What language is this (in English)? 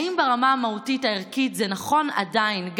Hebrew